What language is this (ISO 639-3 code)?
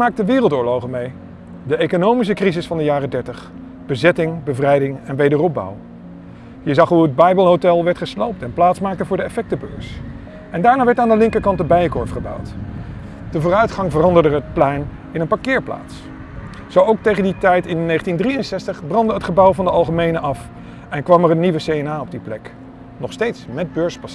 nld